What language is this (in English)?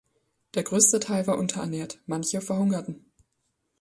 German